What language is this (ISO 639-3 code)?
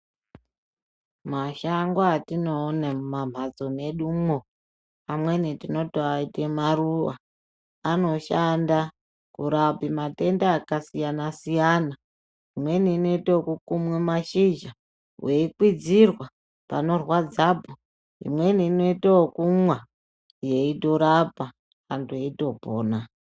ndc